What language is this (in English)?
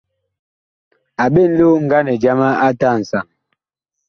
Bakoko